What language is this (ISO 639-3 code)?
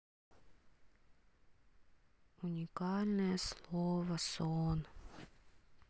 rus